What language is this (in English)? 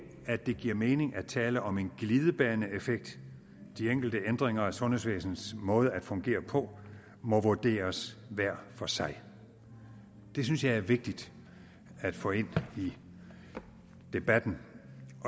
Danish